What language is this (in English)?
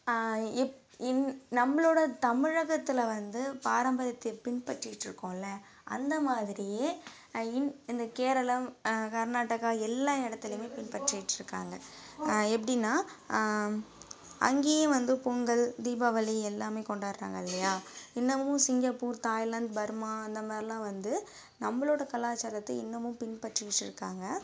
Tamil